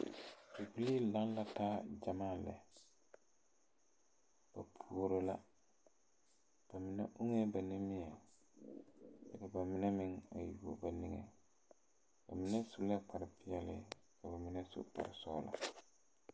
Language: Southern Dagaare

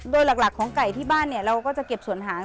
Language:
Thai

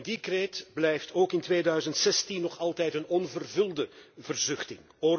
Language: Dutch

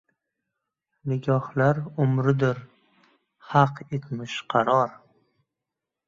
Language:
Uzbek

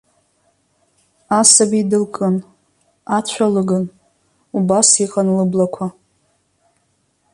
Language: Abkhazian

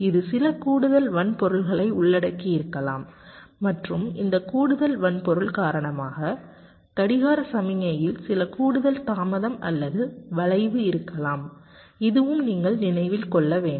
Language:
Tamil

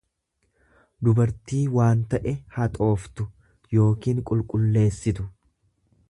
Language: Oromo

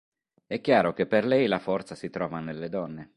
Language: Italian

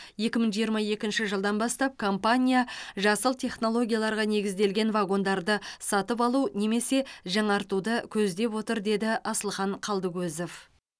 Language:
Kazakh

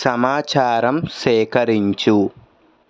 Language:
Telugu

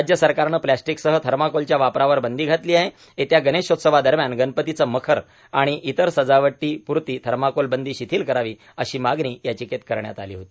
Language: Marathi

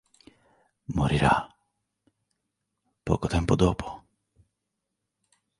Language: Italian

